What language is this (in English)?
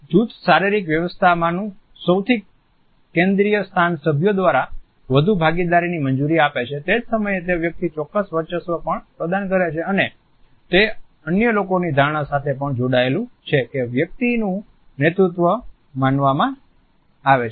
Gujarati